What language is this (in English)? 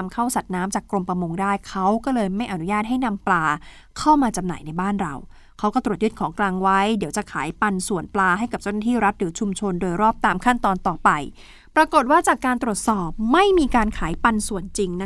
Thai